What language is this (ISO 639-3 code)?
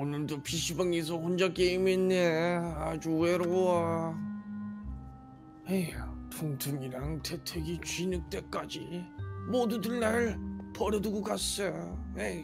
kor